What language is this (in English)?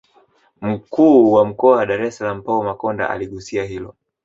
Swahili